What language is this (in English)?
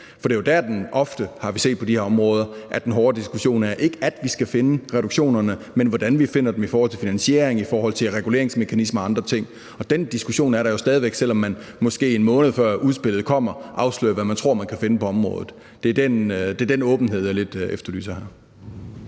Danish